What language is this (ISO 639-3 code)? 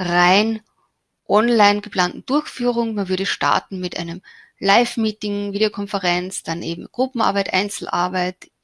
deu